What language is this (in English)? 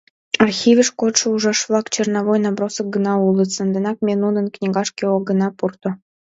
Mari